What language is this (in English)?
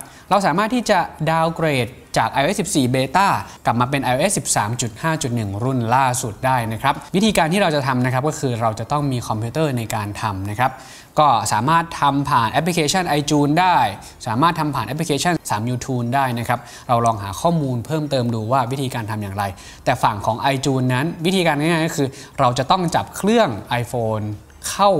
Thai